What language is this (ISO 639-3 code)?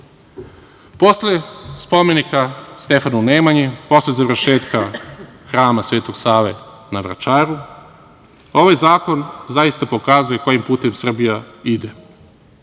srp